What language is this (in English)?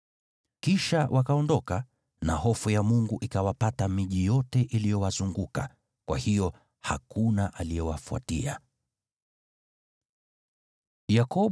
Swahili